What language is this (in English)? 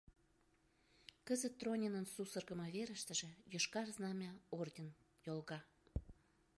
Mari